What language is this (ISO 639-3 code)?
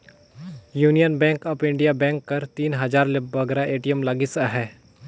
hne